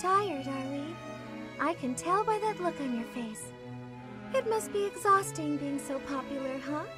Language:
Polish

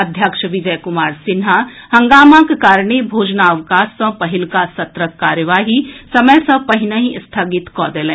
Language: Maithili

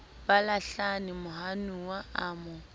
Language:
Southern Sotho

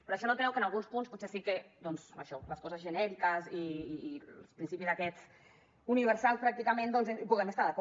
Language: Catalan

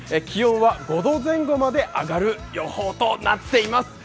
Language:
Japanese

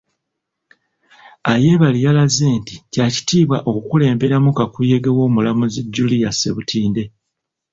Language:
Ganda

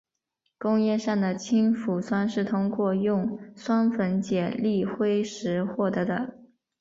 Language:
Chinese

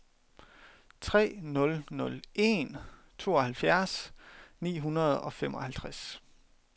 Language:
Danish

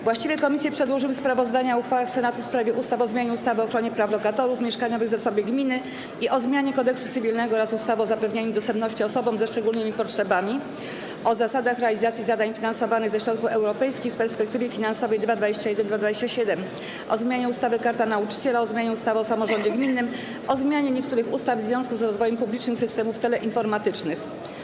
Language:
Polish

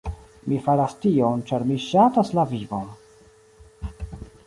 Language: Esperanto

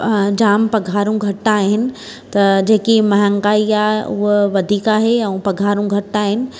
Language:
Sindhi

